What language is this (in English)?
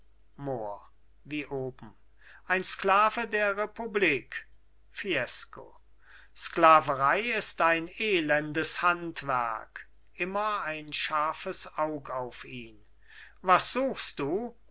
German